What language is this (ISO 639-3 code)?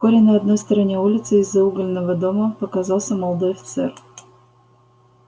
rus